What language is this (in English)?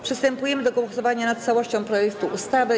Polish